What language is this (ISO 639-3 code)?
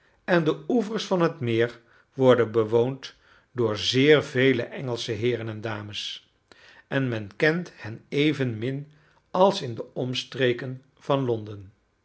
nld